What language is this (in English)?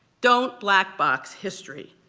English